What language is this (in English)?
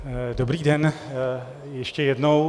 Czech